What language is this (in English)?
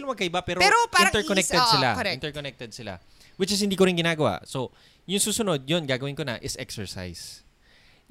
Filipino